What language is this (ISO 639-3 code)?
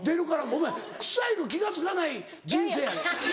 jpn